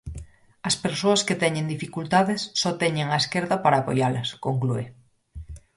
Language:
Galician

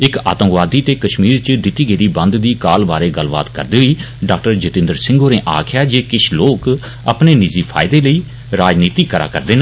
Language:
Dogri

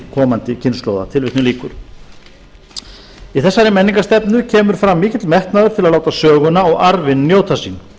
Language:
Icelandic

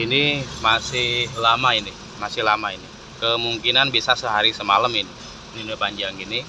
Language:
Indonesian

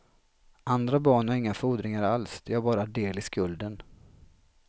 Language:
Swedish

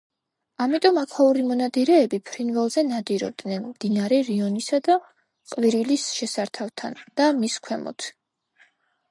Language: Georgian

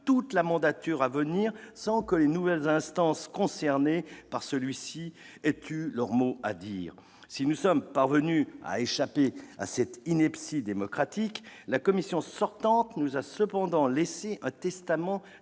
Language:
French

